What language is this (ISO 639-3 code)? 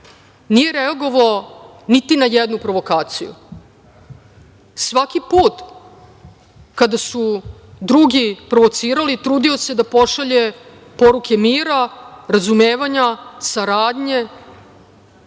srp